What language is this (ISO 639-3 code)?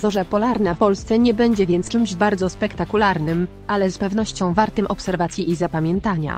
pol